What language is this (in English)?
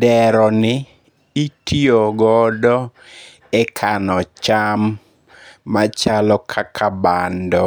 Luo (Kenya and Tanzania)